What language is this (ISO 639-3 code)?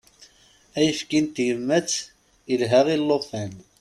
kab